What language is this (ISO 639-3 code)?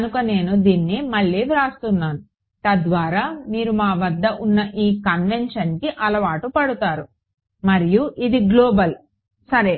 tel